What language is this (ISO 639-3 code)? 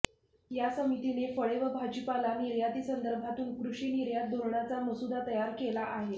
mar